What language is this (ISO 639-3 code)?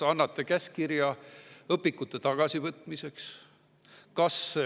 est